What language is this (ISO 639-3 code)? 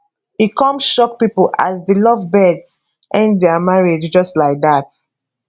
pcm